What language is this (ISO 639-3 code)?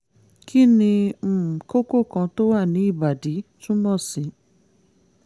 yor